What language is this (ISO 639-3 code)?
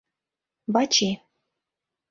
chm